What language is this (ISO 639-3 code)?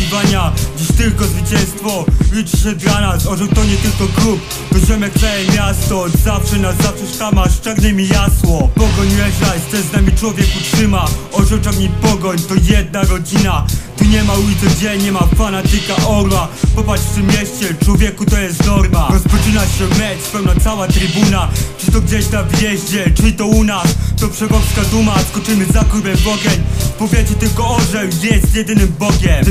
pol